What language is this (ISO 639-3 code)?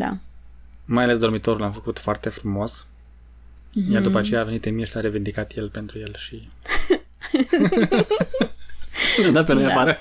ron